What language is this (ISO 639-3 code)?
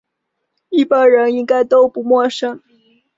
zho